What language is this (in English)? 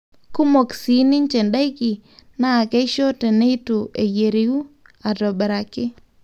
Masai